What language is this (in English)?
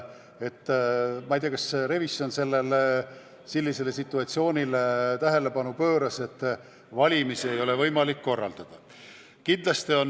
Estonian